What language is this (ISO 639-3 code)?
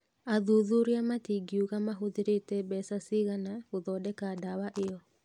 kik